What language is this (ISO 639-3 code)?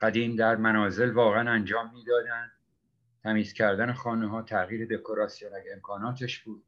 fas